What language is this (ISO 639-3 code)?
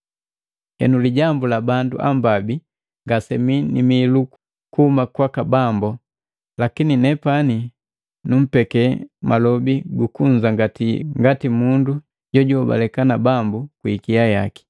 mgv